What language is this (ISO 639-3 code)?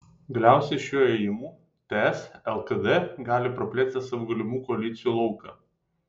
lit